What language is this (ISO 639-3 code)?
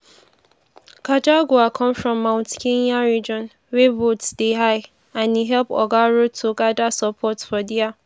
pcm